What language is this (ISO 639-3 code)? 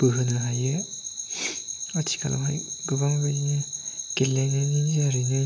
brx